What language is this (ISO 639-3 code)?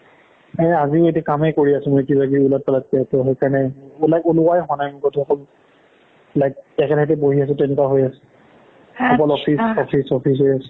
asm